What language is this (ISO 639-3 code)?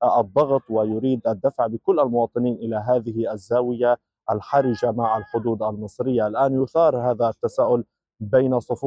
ara